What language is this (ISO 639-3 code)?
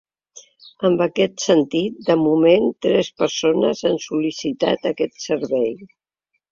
cat